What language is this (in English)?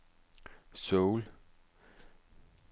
Danish